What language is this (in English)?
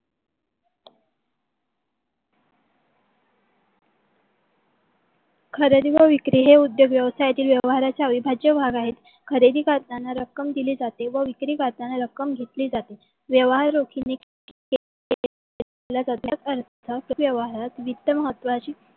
Marathi